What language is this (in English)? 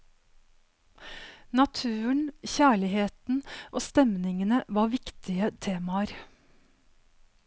Norwegian